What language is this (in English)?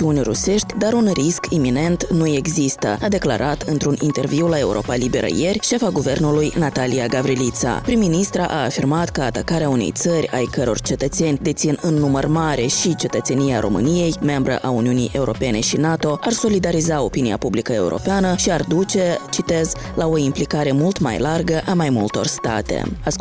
Romanian